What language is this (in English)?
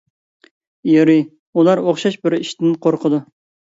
Uyghur